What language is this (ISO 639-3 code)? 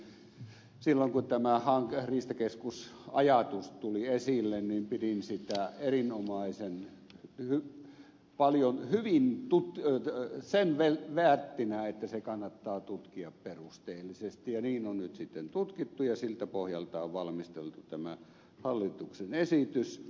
fin